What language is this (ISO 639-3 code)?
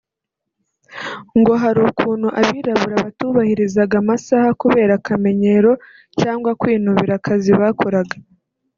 kin